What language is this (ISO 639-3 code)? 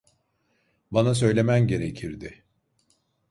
tur